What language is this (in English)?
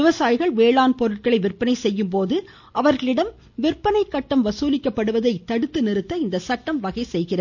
Tamil